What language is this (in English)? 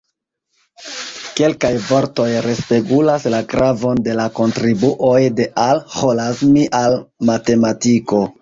Esperanto